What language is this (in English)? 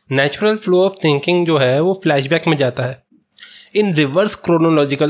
Hindi